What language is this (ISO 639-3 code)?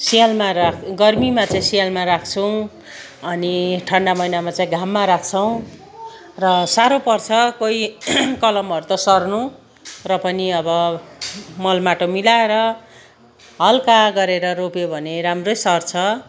nep